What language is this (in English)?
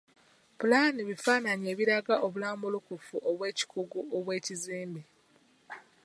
Ganda